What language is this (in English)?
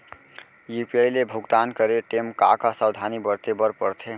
Chhattisgarhi